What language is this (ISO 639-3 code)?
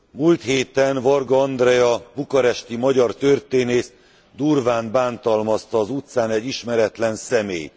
hun